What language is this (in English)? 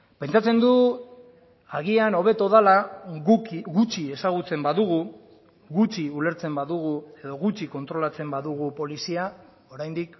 Basque